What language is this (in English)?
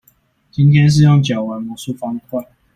Chinese